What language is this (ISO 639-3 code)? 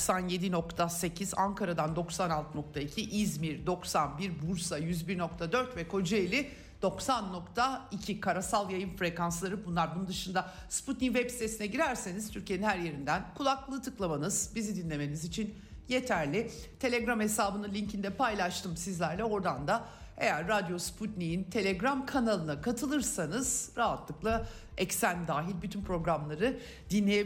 tur